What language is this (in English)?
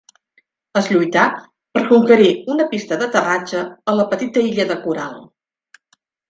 Catalan